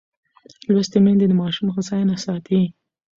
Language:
Pashto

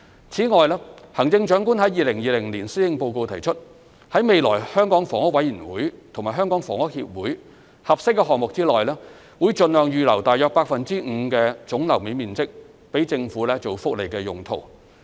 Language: Cantonese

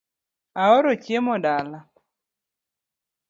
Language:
Luo (Kenya and Tanzania)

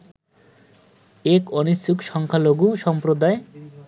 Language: Bangla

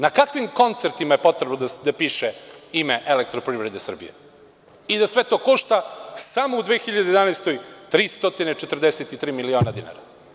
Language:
Serbian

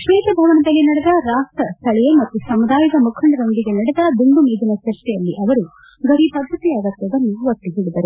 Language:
Kannada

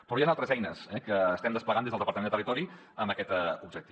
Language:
Catalan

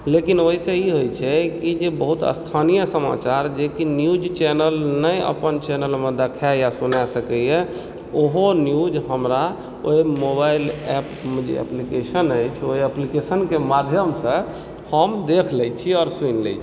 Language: Maithili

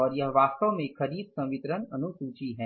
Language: Hindi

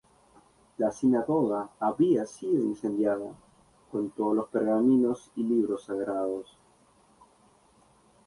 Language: Spanish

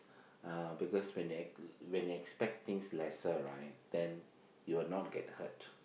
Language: English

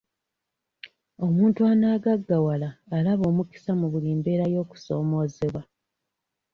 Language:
Ganda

